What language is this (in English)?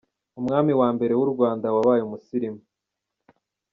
Kinyarwanda